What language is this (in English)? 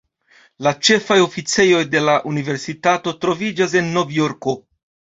Esperanto